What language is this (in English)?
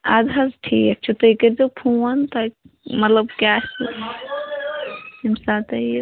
Kashmiri